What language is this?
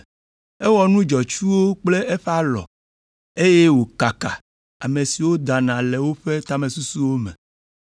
Ewe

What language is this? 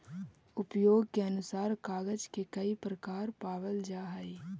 Magahi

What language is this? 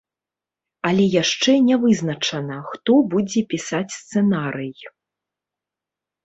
Belarusian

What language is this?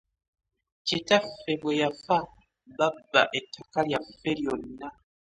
Ganda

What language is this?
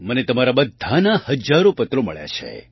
Gujarati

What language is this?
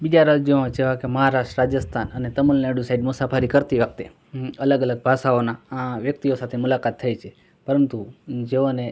Gujarati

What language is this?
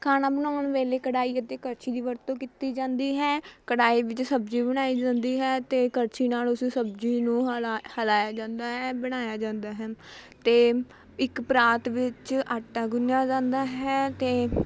Punjabi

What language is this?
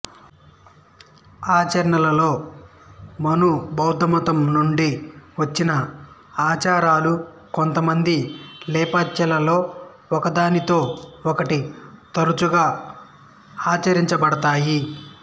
Telugu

